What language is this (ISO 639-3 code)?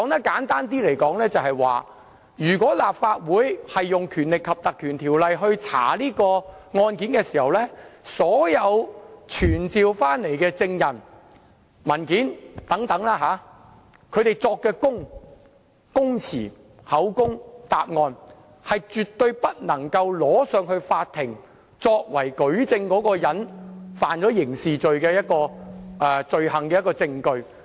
yue